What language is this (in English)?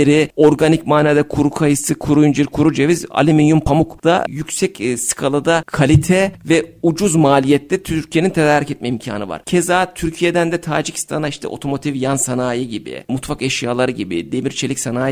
Turkish